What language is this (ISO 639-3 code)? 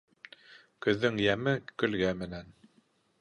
bak